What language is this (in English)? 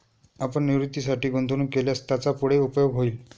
Marathi